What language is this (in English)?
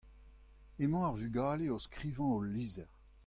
Breton